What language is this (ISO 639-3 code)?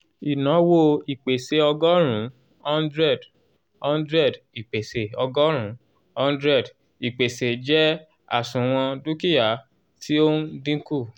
yor